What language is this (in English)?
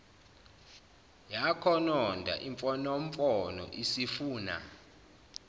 Zulu